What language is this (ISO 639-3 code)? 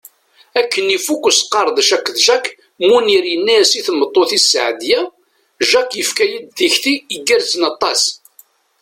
kab